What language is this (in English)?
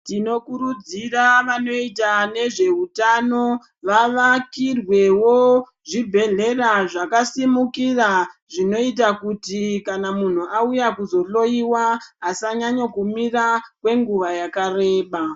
Ndau